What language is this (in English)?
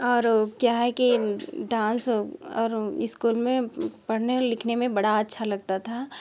Hindi